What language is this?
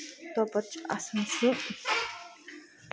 Kashmiri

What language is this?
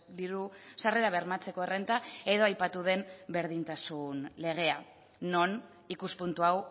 Basque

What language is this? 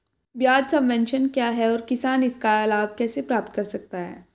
Hindi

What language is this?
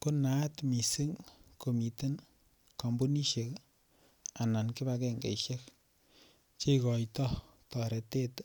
Kalenjin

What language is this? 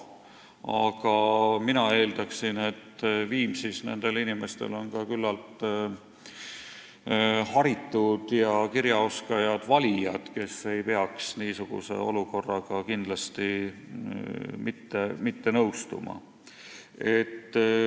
Estonian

